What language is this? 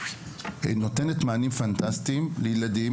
Hebrew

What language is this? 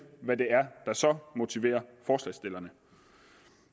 Danish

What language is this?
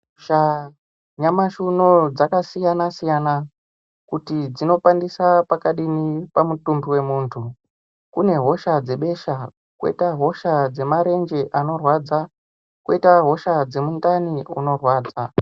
Ndau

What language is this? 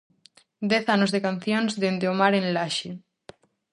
Galician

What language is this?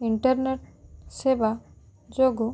Odia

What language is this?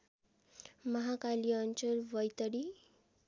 Nepali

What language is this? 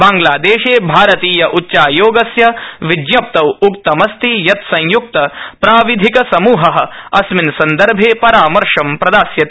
Sanskrit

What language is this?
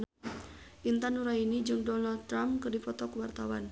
Sundanese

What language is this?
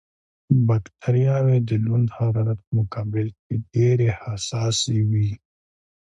Pashto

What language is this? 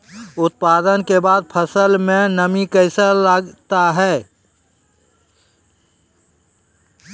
Maithili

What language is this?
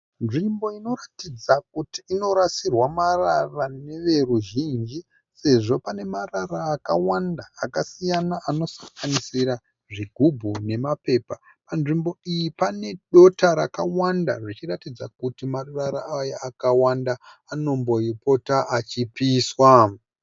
Shona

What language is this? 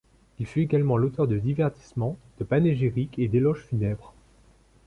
French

